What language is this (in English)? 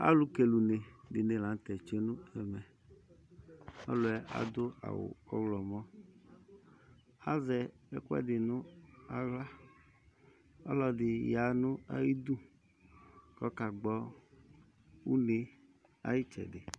Ikposo